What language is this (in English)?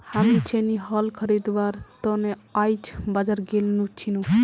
Magahi